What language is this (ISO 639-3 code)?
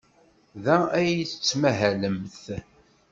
kab